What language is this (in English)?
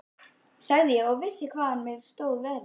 Icelandic